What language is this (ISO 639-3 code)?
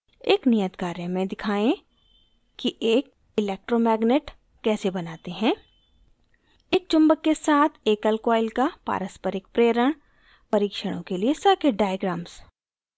hin